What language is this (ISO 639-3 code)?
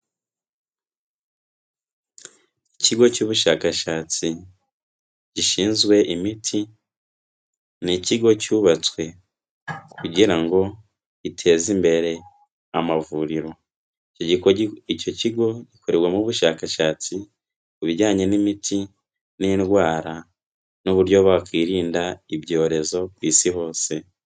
kin